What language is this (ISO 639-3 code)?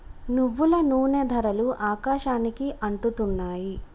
tel